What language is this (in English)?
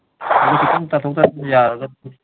Manipuri